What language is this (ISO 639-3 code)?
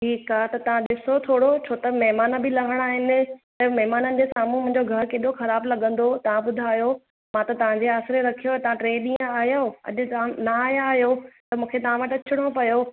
snd